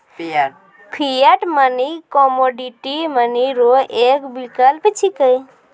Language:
Maithili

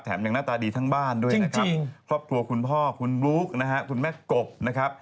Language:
Thai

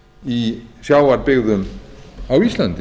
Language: Icelandic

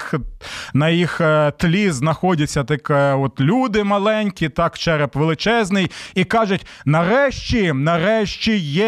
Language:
Ukrainian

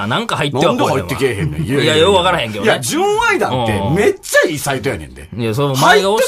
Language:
Japanese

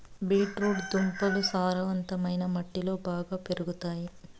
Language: Telugu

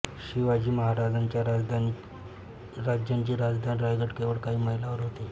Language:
Marathi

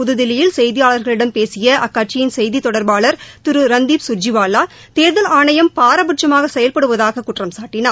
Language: Tamil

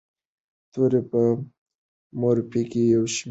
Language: Pashto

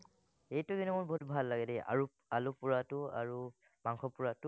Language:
Assamese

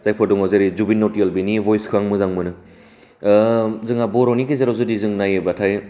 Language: Bodo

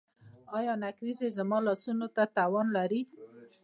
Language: Pashto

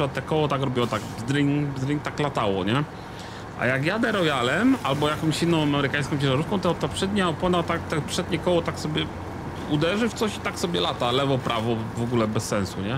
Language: Polish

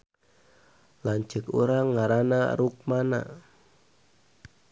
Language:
Sundanese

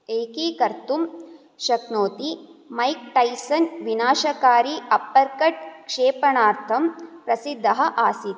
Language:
Sanskrit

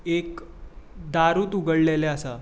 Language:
Konkani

